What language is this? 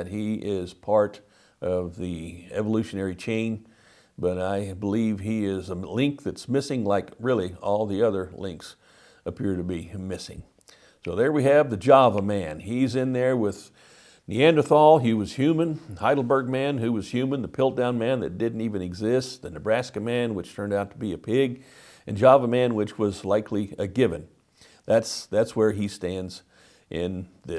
English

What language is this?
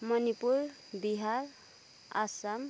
Nepali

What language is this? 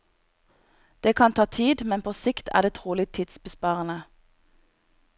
Norwegian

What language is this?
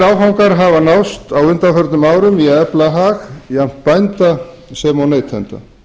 Icelandic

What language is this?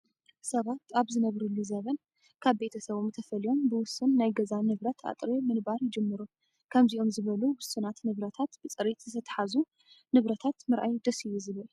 Tigrinya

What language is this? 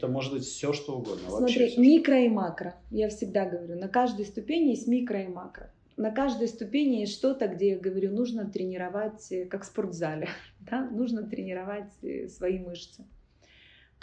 Russian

